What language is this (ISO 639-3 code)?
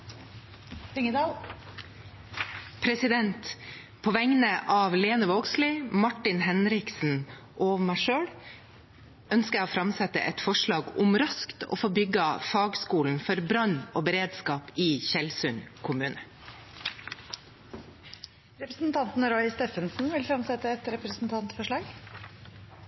nor